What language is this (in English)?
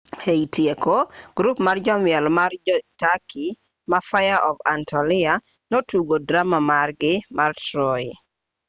Luo (Kenya and Tanzania)